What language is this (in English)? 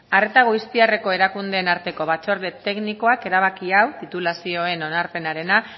Basque